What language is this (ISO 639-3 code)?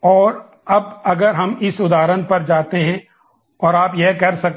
hin